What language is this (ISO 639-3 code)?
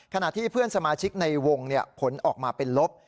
tha